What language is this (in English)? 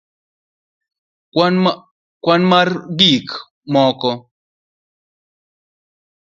Luo (Kenya and Tanzania)